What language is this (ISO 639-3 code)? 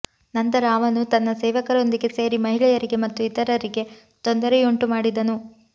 kan